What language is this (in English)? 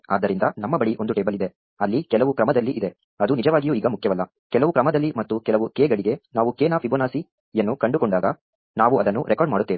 Kannada